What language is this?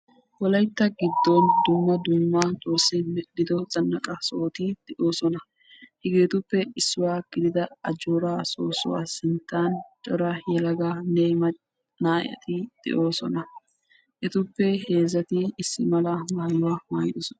Wolaytta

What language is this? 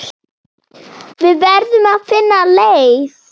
Icelandic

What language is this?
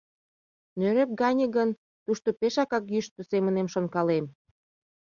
Mari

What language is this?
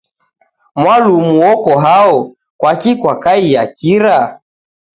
Taita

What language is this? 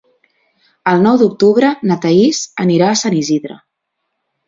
Catalan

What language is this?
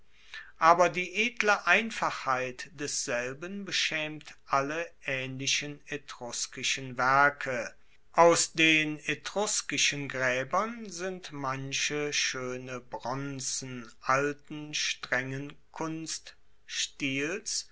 German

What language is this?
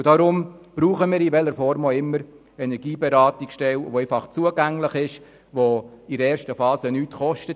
Swiss German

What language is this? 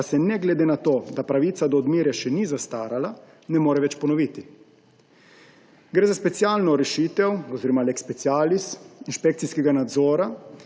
Slovenian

